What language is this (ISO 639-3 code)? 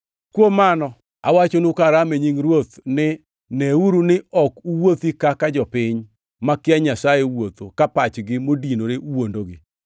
luo